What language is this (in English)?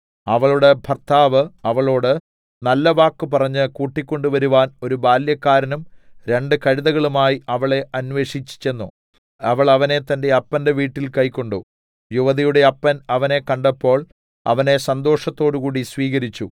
Malayalam